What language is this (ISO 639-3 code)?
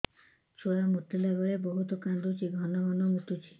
ori